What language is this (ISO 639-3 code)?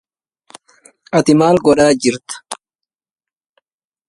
ara